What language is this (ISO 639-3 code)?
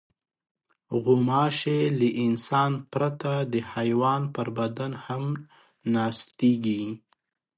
pus